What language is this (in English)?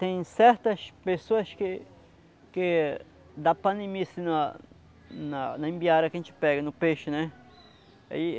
Portuguese